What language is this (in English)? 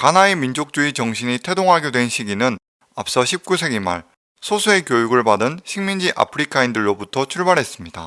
Korean